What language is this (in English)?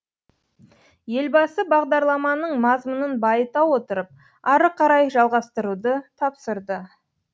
Kazakh